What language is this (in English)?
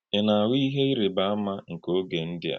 Igbo